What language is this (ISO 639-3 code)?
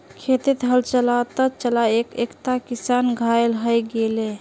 mag